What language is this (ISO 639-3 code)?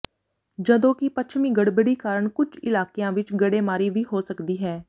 pan